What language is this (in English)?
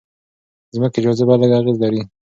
Pashto